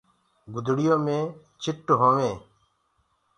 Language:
Gurgula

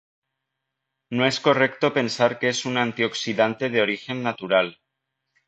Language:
Spanish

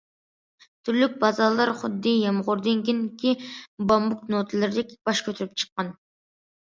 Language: Uyghur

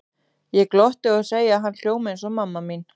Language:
Icelandic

